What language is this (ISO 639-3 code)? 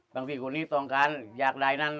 tha